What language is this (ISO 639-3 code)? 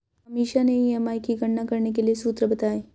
hin